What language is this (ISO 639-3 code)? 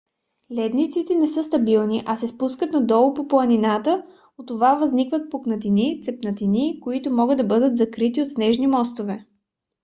bul